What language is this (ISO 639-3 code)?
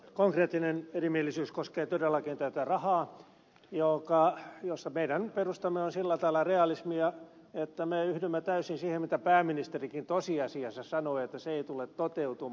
fin